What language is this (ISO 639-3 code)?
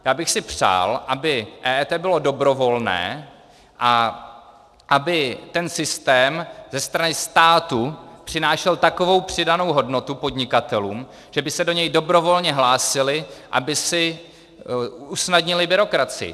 ces